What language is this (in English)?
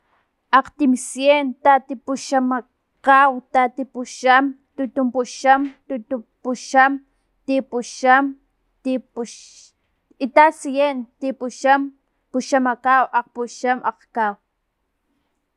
Filomena Mata-Coahuitlán Totonac